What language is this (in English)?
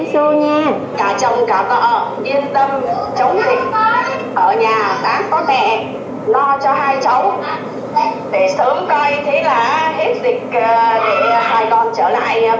Vietnamese